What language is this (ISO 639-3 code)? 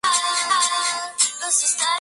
spa